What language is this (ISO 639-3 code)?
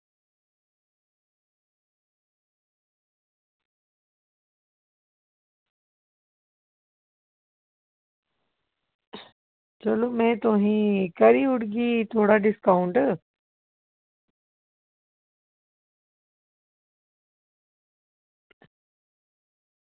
doi